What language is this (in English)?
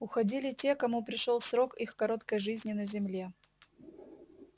Russian